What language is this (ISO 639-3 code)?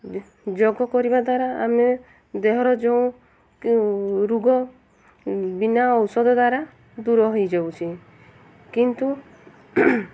ori